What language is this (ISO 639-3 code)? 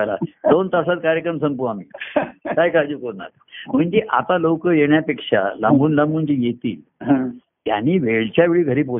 mar